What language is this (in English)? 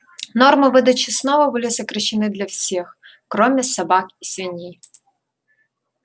Russian